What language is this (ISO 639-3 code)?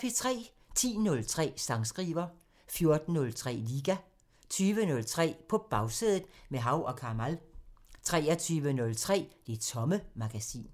dan